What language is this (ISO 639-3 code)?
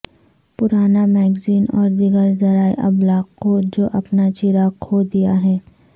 urd